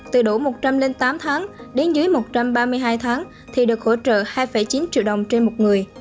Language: Vietnamese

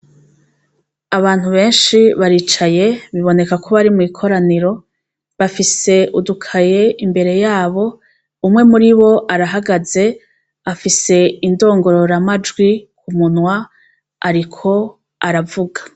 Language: Rundi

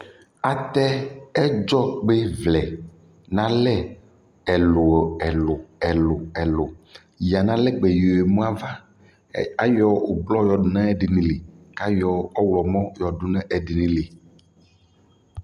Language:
Ikposo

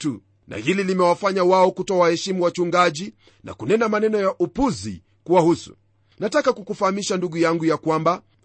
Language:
Swahili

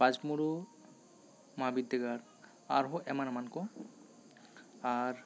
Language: Santali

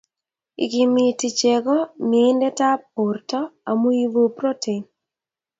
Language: Kalenjin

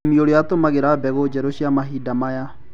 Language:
Kikuyu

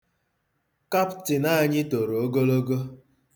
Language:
Igbo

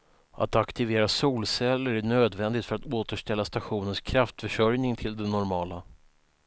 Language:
Swedish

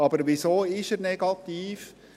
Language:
Swiss German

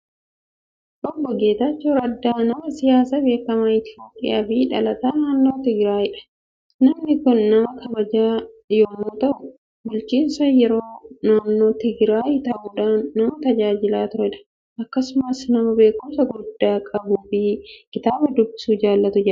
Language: Oromo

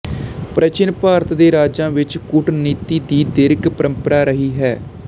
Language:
Punjabi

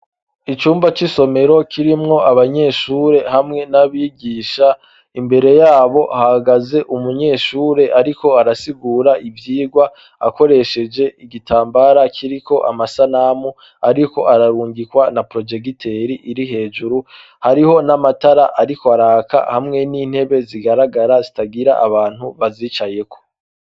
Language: Rundi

